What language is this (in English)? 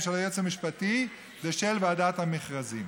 Hebrew